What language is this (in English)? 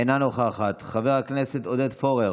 Hebrew